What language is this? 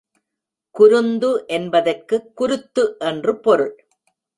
Tamil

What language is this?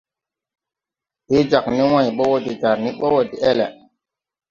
Tupuri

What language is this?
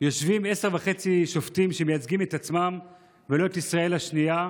Hebrew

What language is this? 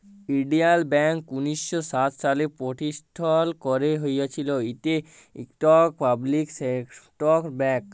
Bangla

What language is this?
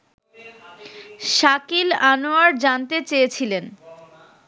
Bangla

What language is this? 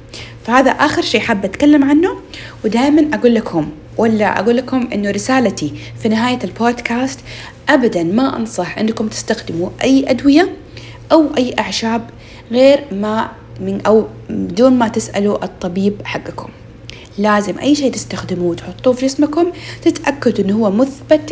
Arabic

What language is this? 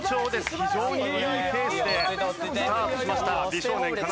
Japanese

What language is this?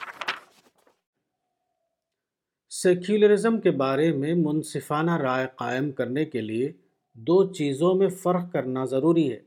Urdu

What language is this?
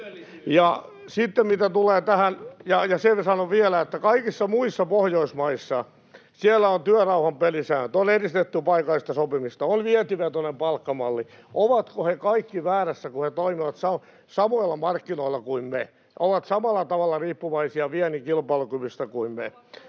Finnish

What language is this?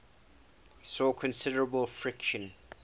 English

